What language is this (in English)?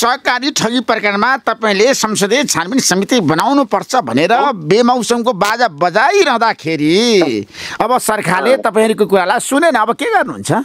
Romanian